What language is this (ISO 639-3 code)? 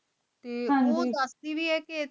pan